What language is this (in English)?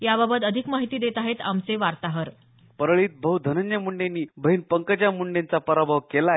Marathi